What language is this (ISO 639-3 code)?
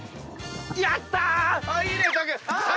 jpn